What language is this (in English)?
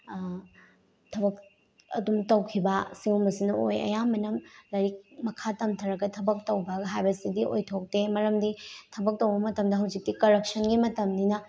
Manipuri